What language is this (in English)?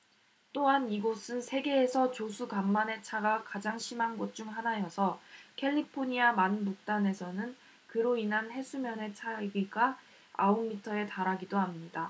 Korean